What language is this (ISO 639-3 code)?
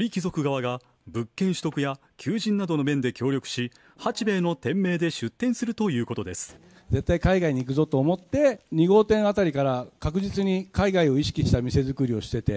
jpn